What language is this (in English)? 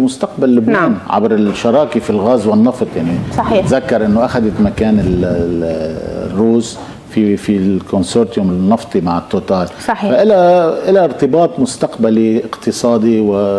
Arabic